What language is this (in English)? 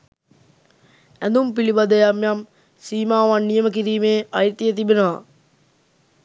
Sinhala